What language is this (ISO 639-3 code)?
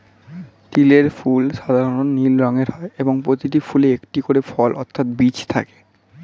ben